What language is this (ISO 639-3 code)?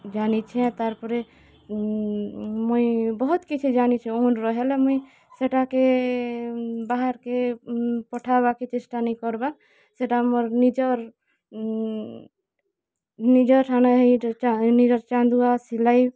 ori